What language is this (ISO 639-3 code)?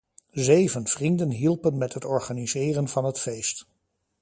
nld